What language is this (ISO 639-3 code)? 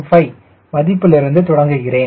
tam